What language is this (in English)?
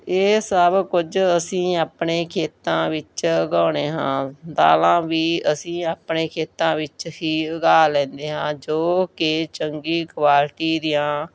Punjabi